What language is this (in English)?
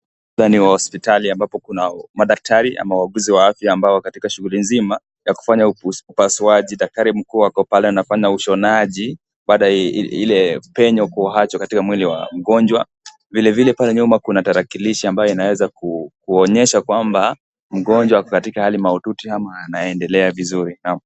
Swahili